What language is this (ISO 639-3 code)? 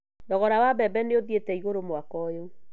kik